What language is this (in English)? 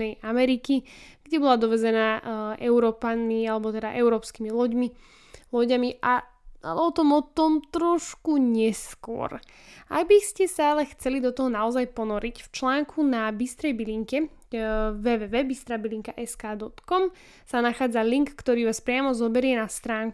Slovak